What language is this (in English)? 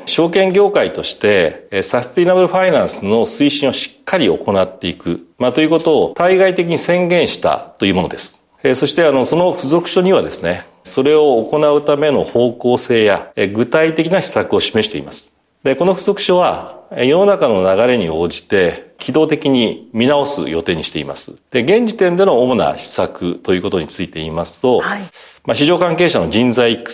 Japanese